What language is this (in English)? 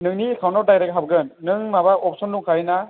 Bodo